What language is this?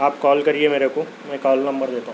Urdu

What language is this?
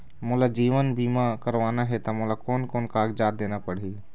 Chhattisgarhi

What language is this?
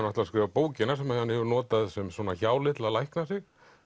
Icelandic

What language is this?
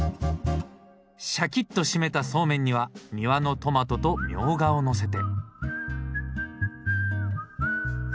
Japanese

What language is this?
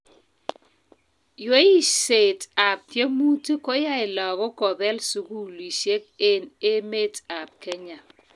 Kalenjin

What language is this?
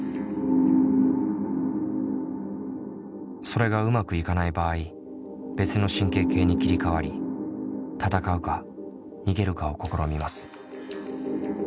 Japanese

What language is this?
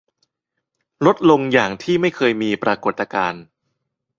Thai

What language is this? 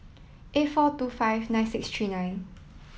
English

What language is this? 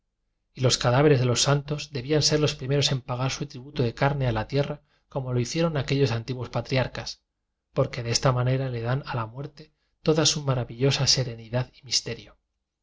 Spanish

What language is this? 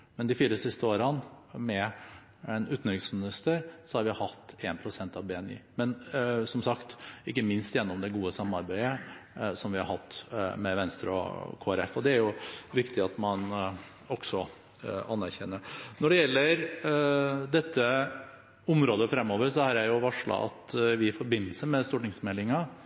Norwegian Bokmål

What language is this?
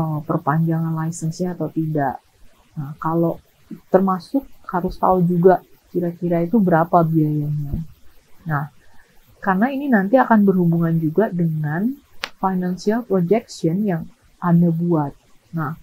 Indonesian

